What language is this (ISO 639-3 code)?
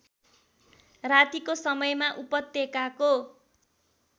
nep